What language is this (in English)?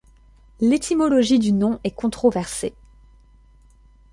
French